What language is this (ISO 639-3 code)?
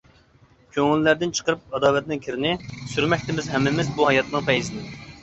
uig